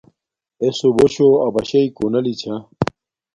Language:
Domaaki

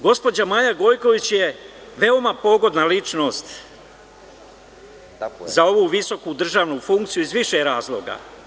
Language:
Serbian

